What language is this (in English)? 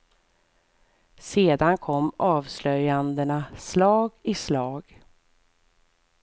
Swedish